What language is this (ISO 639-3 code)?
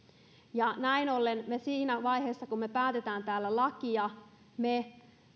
fin